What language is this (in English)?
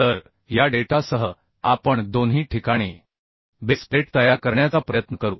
Marathi